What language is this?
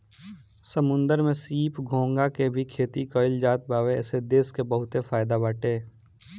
Bhojpuri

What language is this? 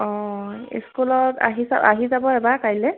Assamese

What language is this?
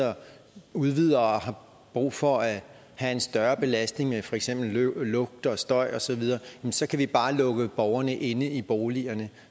Danish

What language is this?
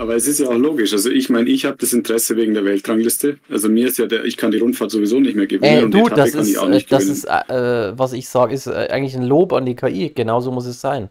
German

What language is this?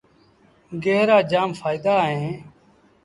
Sindhi Bhil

